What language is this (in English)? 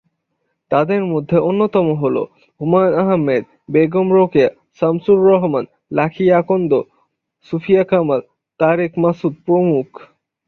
Bangla